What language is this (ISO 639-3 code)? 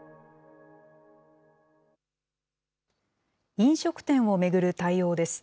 jpn